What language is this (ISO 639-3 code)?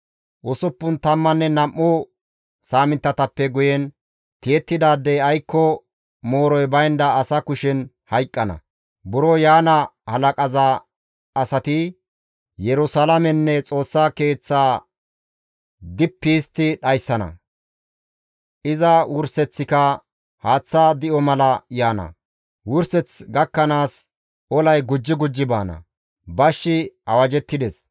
gmv